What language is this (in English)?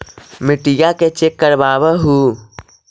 Magahi